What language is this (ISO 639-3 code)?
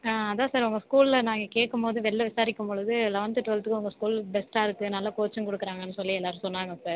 tam